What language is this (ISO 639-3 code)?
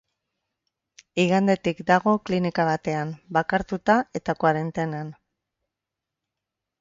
eus